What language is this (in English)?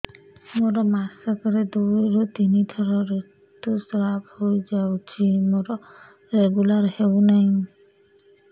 Odia